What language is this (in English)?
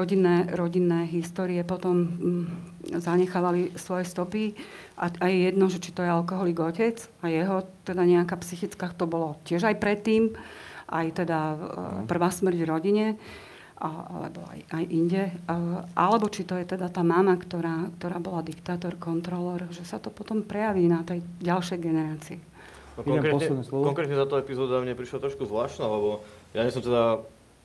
Slovak